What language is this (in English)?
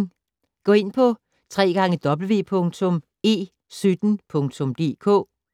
Danish